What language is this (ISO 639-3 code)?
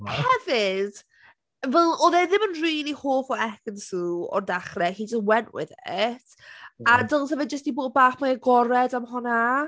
cym